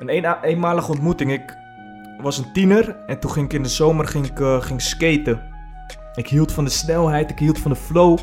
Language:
Dutch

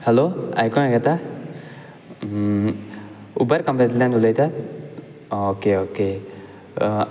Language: Konkani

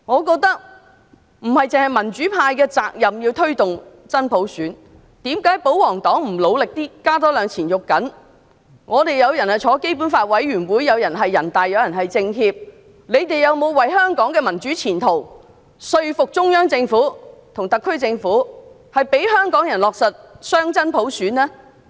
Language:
Cantonese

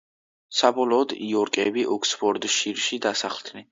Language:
Georgian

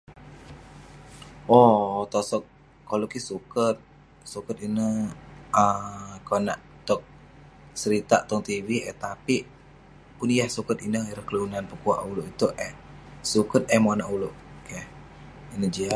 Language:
Western Penan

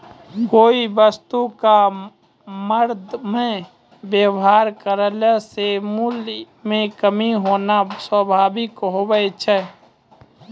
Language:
Maithili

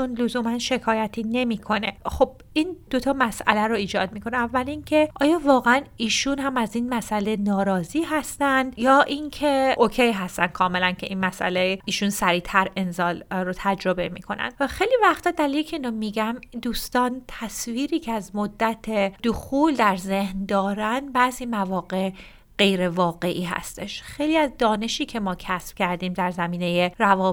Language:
Persian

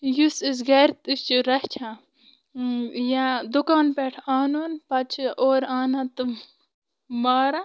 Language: Kashmiri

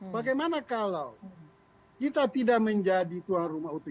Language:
Indonesian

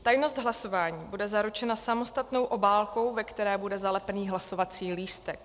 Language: Czech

